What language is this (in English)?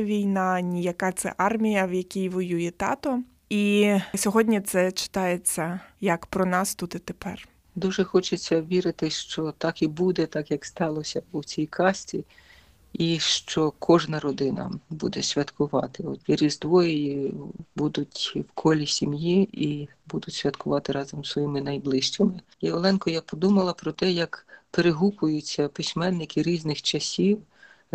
Ukrainian